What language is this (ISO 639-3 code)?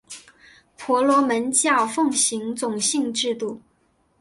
zho